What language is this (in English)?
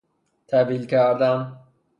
Persian